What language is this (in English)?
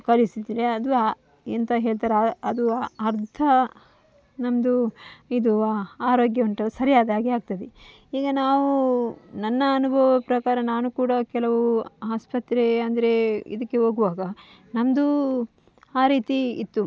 Kannada